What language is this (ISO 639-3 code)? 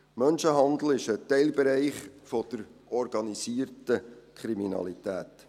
gsw